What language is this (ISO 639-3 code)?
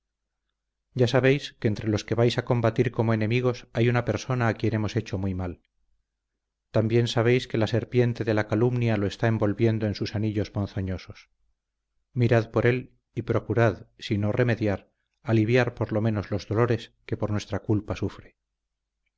spa